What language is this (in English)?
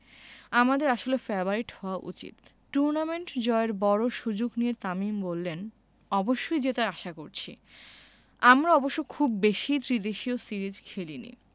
Bangla